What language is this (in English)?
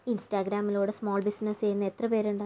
Malayalam